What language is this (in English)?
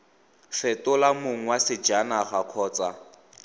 Tswana